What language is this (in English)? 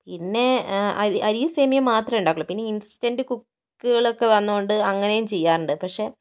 Malayalam